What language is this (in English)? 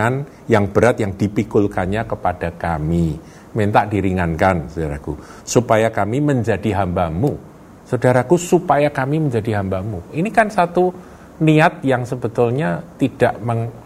Indonesian